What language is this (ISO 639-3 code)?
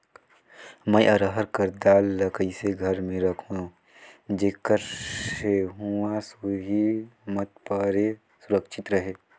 hne